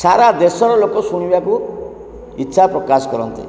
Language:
Odia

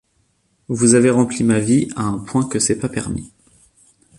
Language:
French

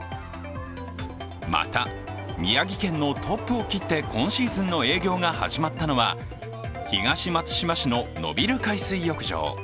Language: Japanese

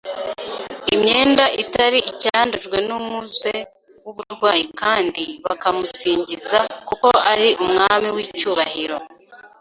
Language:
Kinyarwanda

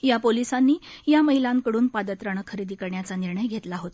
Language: Marathi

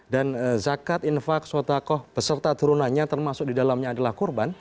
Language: Indonesian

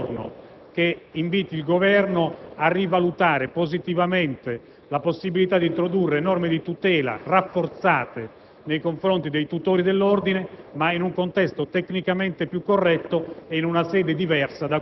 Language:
Italian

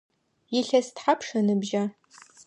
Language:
Adyghe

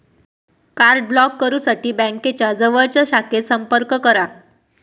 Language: Marathi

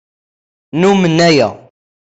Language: Kabyle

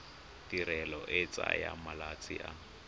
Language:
Tswana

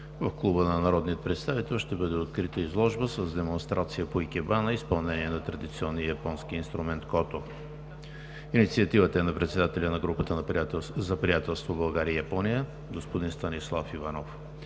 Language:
Bulgarian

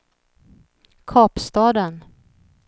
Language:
Swedish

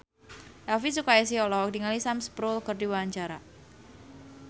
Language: Sundanese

